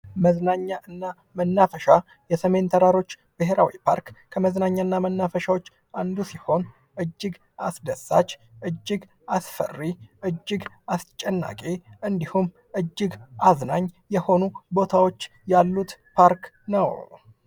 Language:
Amharic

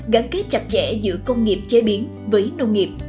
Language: Vietnamese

